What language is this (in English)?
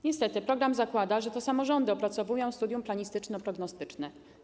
Polish